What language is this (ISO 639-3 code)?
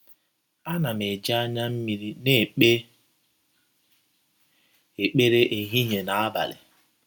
ibo